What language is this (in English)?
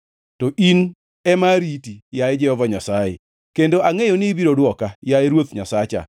Luo (Kenya and Tanzania)